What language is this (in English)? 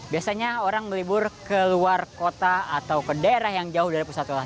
Indonesian